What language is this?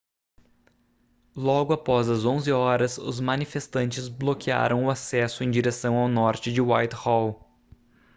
Portuguese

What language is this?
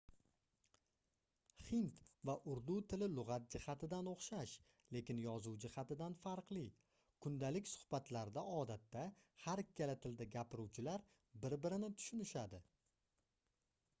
Uzbek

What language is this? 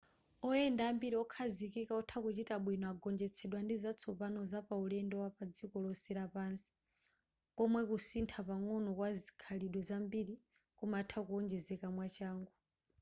Nyanja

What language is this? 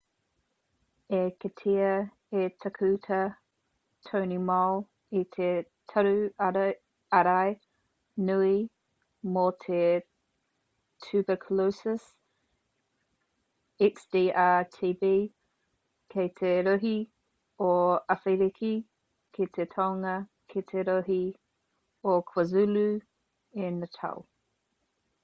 Māori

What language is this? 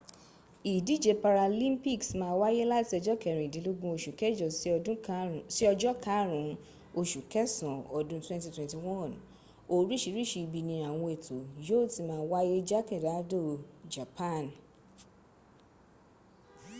Yoruba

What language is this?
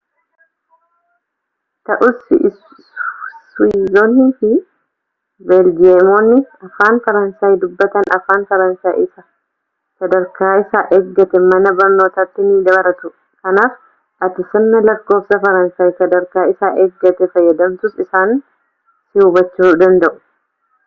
Oromo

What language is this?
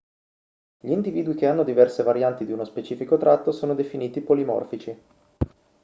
Italian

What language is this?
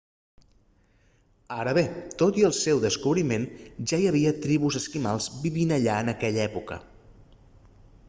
Catalan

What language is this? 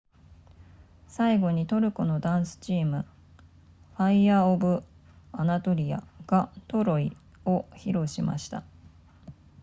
Japanese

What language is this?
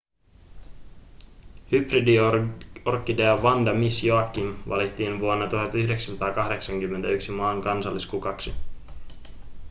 Finnish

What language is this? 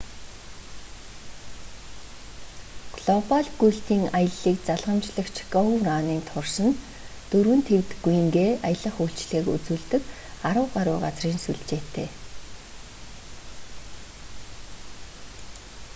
Mongolian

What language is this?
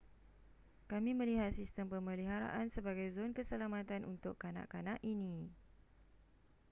Malay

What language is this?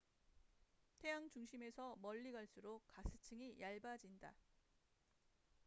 Korean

